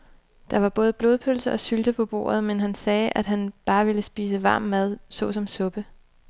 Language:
Danish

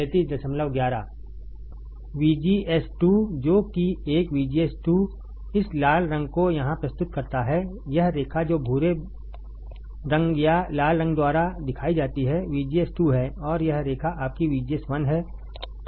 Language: Hindi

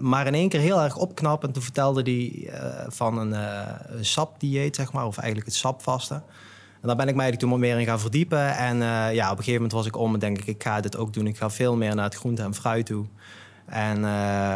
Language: Dutch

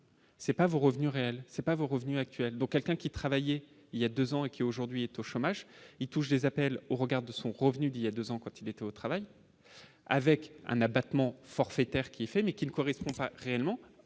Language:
French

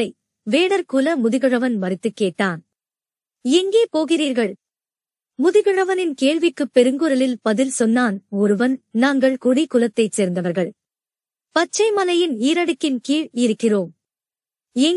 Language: Tamil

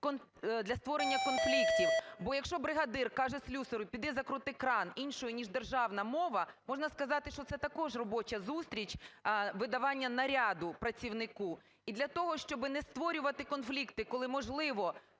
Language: Ukrainian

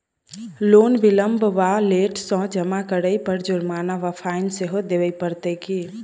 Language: Maithili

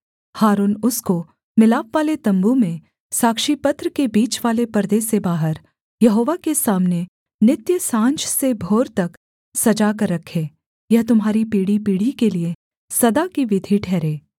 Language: Hindi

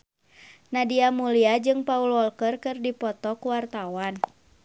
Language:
Sundanese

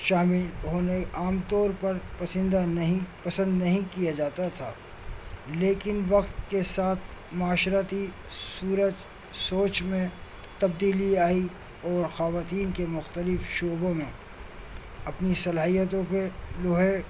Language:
Urdu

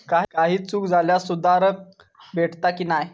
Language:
Marathi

